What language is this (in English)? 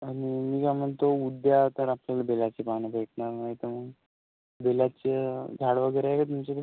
Marathi